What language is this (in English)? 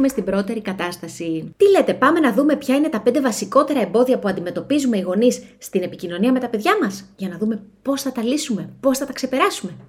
Greek